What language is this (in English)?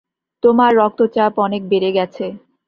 Bangla